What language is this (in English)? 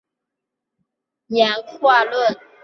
Chinese